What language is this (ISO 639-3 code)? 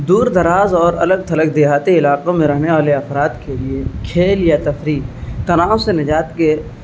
urd